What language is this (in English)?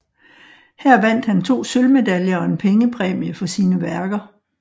Danish